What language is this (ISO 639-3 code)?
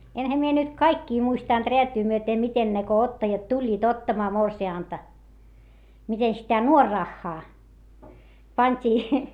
fin